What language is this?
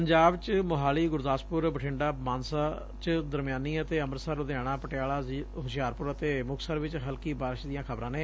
Punjabi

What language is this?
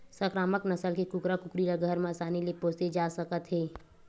Chhattisgarhi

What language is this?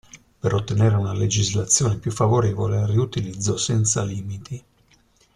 Italian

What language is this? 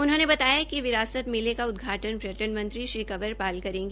Hindi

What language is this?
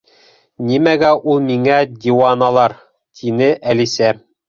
Bashkir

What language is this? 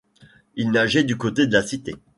French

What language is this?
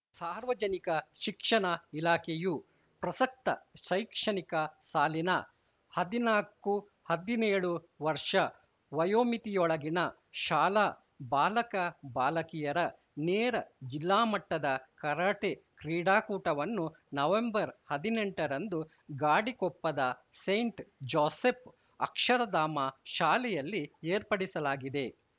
Kannada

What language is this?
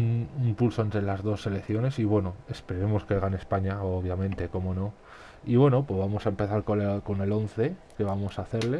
Spanish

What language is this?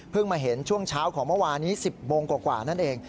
Thai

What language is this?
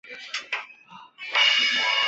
Chinese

